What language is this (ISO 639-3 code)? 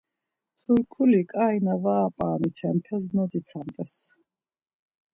lzz